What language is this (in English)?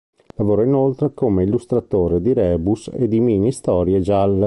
Italian